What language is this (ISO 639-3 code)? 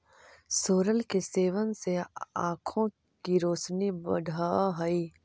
mag